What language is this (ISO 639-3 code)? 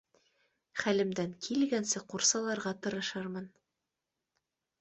bak